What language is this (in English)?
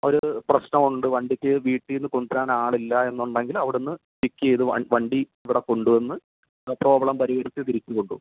Malayalam